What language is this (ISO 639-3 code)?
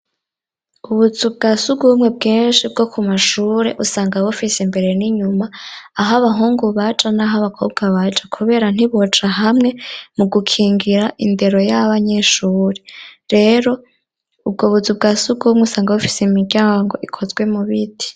run